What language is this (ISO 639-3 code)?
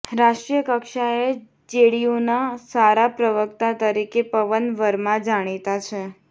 guj